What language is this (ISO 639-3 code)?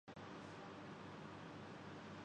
urd